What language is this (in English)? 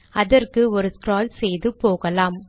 Tamil